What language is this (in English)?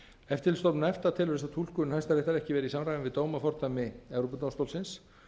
Icelandic